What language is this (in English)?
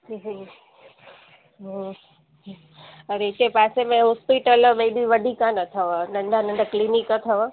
Sindhi